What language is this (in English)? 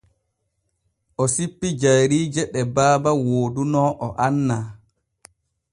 Borgu Fulfulde